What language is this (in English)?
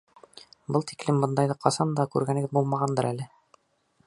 Bashkir